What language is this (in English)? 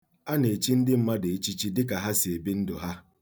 Igbo